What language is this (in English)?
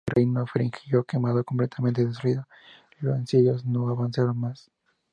Spanish